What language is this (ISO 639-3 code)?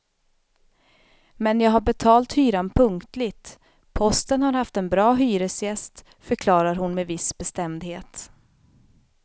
swe